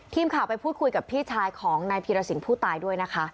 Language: Thai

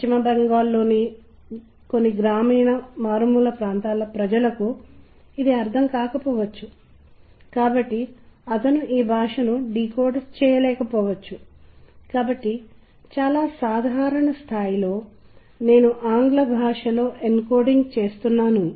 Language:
Telugu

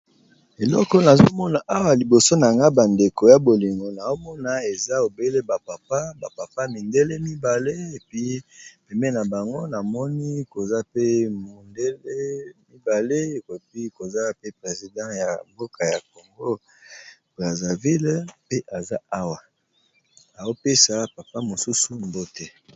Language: Lingala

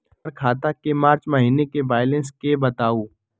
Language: Magahi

